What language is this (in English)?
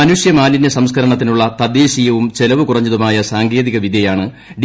Malayalam